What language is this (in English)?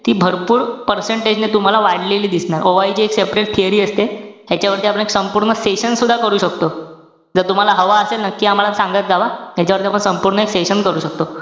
Marathi